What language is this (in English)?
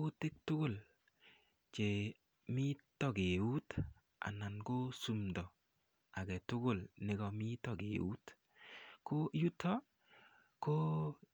Kalenjin